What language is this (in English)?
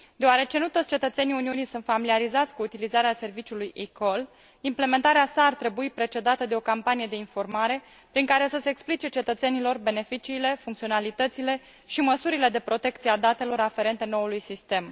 Romanian